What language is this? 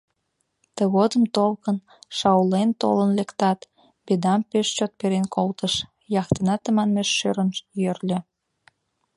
Mari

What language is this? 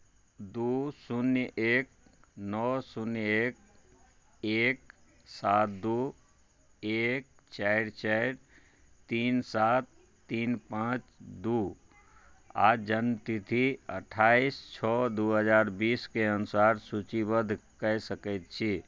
Maithili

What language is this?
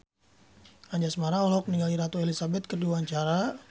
Sundanese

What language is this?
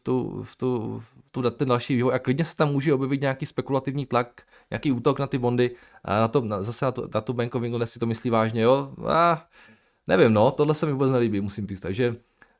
Czech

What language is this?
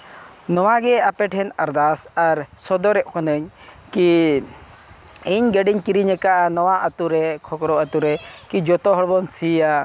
Santali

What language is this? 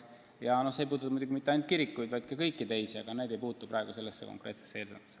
Estonian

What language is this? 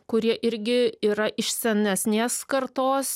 Lithuanian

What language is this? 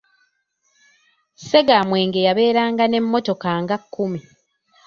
Ganda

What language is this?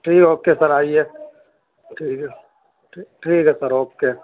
Urdu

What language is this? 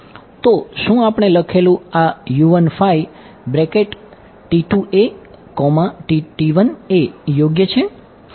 Gujarati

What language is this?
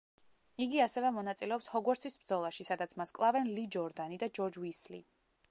Georgian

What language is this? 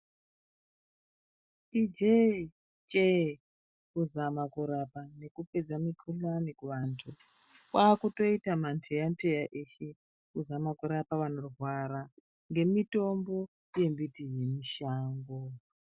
Ndau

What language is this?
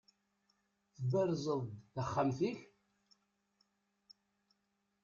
Kabyle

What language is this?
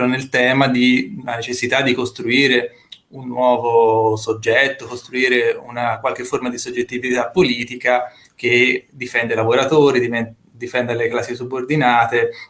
Italian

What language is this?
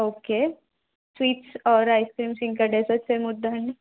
Telugu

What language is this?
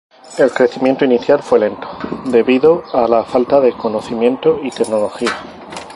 Spanish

